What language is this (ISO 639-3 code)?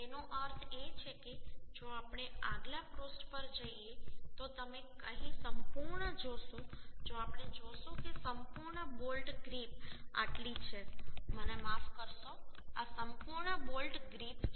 guj